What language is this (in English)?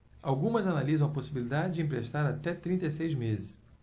Portuguese